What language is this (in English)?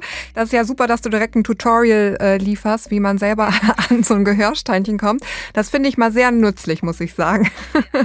German